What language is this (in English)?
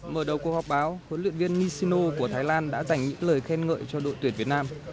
Vietnamese